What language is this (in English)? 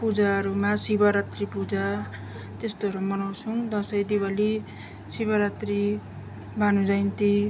Nepali